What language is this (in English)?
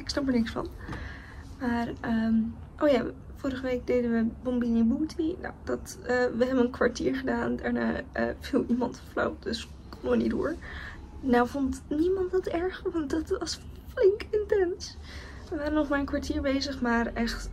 Dutch